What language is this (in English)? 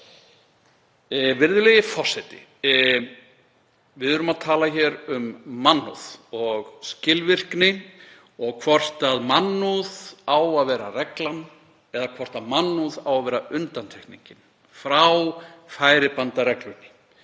Icelandic